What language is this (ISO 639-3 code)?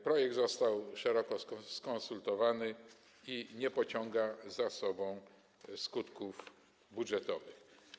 pol